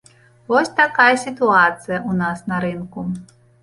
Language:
Belarusian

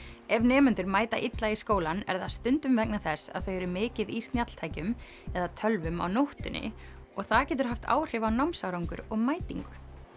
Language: Icelandic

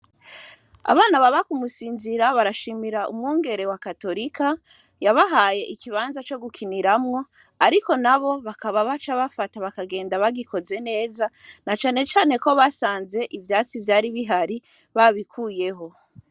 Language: Rundi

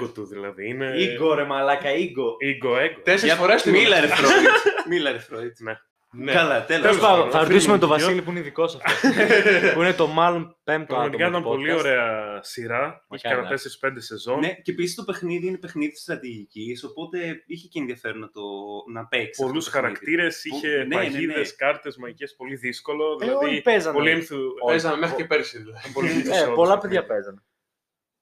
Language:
Greek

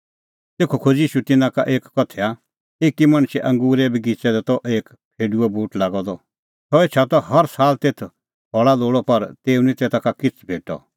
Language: Kullu Pahari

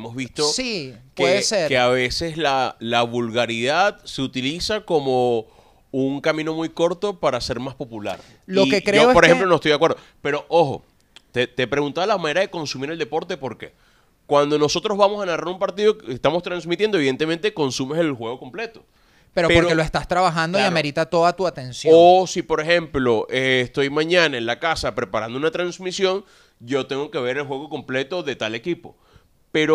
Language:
Spanish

